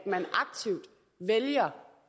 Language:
Danish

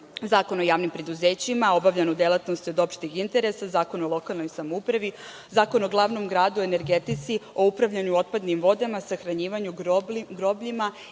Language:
Serbian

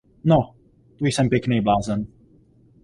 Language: Czech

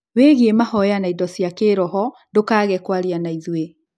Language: Kikuyu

